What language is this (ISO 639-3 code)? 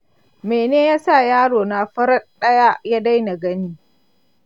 hau